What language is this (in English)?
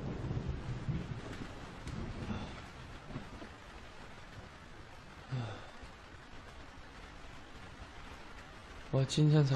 Vietnamese